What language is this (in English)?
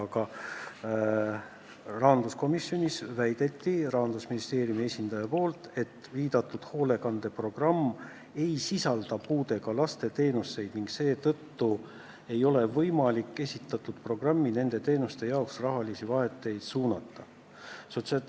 Estonian